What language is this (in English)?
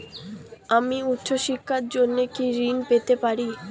Bangla